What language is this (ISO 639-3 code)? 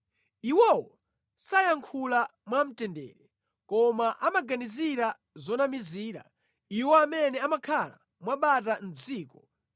nya